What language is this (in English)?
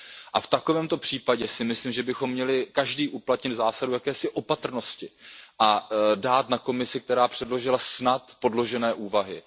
Czech